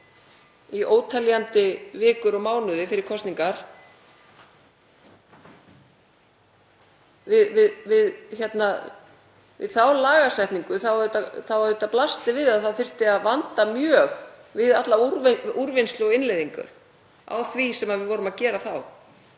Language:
Icelandic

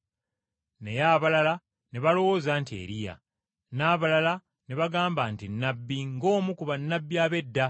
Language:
Ganda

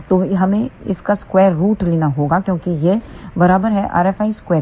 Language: Hindi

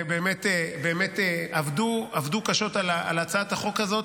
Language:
Hebrew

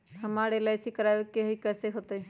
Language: Magahi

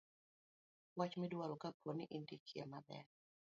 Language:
Luo (Kenya and Tanzania)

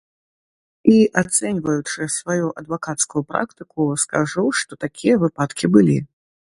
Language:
Belarusian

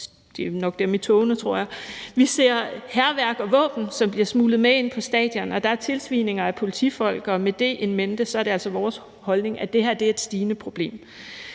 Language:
Danish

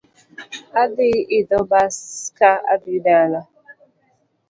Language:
Luo (Kenya and Tanzania)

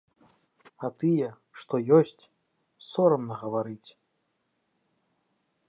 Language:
Belarusian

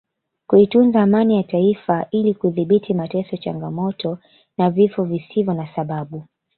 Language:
Swahili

